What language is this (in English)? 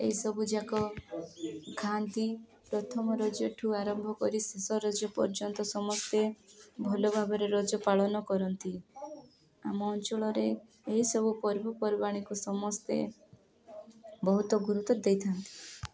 Odia